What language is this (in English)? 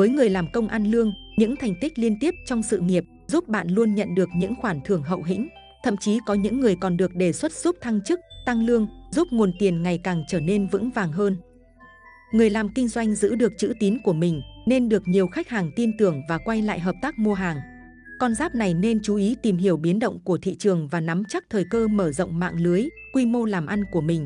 Vietnamese